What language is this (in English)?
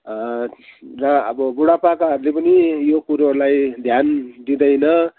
Nepali